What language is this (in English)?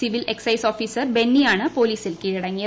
Malayalam